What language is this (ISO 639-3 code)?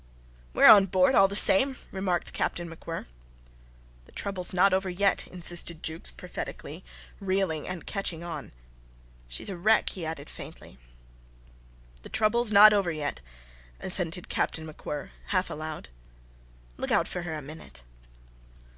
eng